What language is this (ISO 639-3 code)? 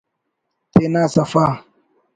brh